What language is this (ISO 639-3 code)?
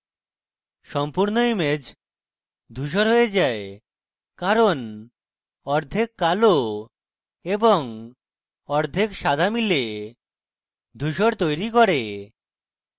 ben